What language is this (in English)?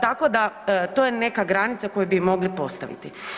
Croatian